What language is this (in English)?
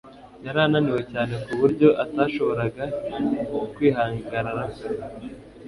Kinyarwanda